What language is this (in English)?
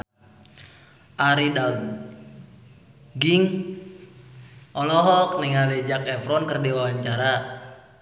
Sundanese